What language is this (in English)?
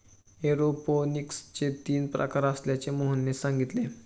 Marathi